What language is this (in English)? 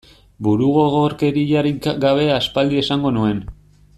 Basque